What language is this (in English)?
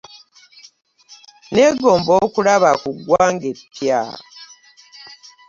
Ganda